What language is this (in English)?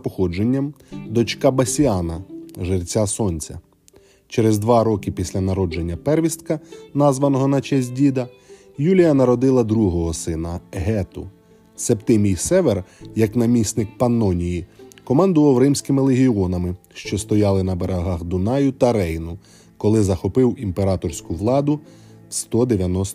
Ukrainian